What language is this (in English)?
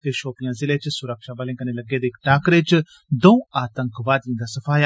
Dogri